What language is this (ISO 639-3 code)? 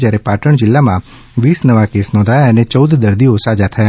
guj